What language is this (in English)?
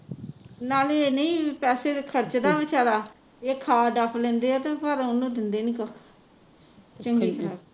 Punjabi